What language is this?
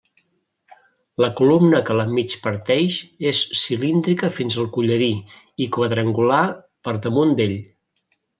Catalan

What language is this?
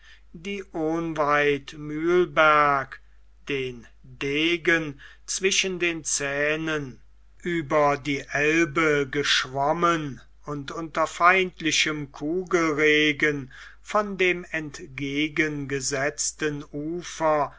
German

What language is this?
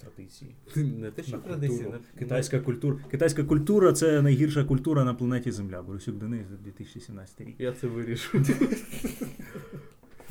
Ukrainian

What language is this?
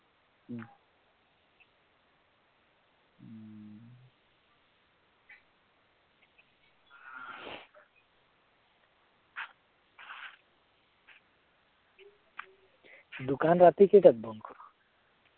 Assamese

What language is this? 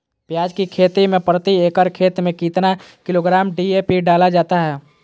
Magahi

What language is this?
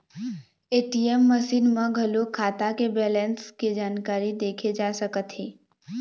Chhattisgarhi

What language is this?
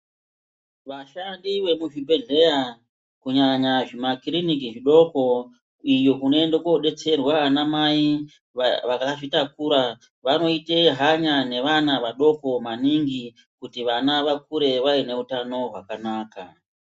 Ndau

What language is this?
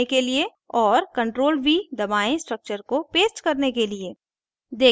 Hindi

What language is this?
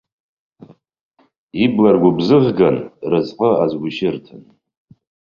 Abkhazian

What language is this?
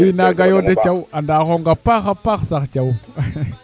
Serer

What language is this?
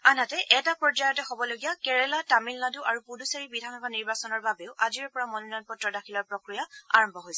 Assamese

